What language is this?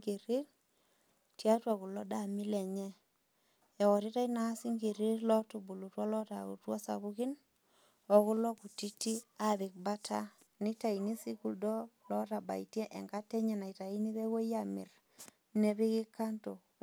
Masai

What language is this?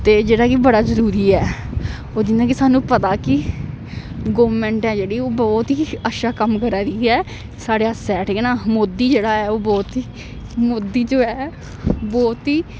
Dogri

